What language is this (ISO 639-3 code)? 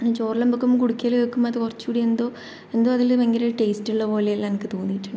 mal